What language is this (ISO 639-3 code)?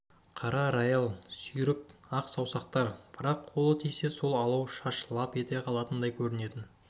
kaz